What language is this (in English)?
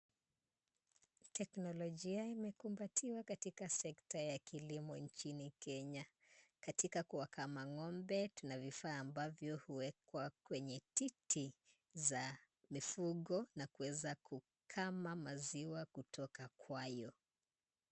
Swahili